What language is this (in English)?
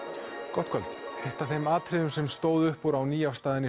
Icelandic